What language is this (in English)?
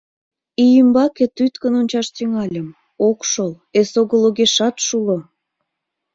Mari